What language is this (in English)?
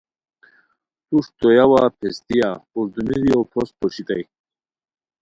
Khowar